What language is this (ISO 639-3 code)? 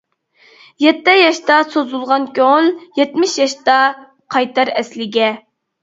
uig